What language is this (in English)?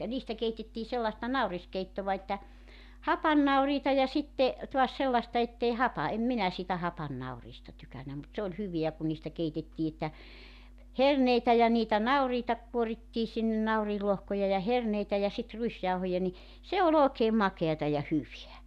Finnish